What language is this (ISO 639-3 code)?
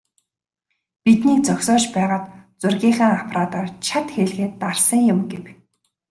mon